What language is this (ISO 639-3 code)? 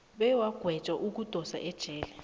nbl